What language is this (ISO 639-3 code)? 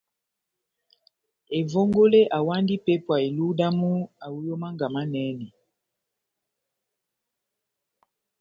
bnm